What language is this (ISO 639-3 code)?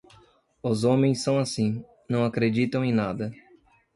por